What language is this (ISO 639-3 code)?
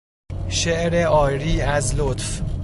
fas